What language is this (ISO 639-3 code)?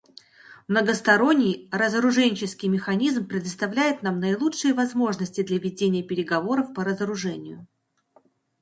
rus